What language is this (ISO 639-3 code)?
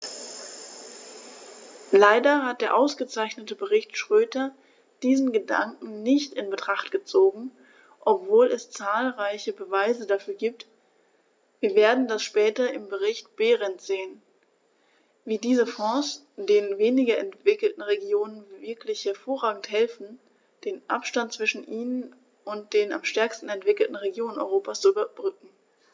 deu